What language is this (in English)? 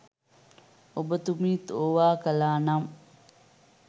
Sinhala